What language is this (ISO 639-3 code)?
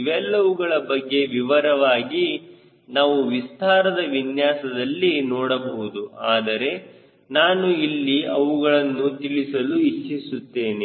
kan